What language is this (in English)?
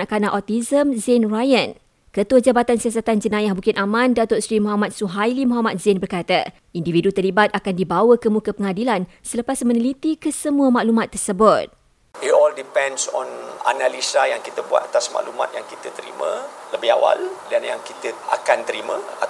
Malay